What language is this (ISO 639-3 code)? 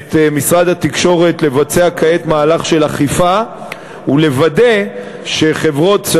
heb